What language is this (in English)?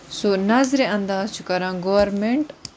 Kashmiri